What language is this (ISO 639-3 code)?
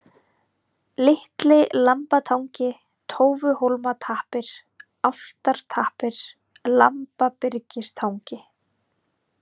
isl